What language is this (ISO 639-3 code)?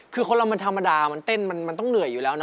tha